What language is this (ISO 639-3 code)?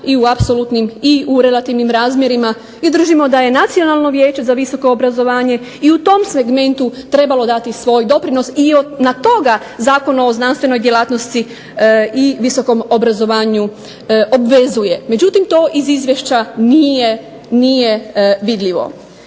hrv